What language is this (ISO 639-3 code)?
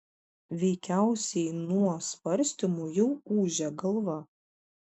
lit